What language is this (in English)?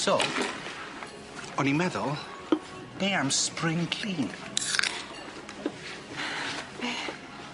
Welsh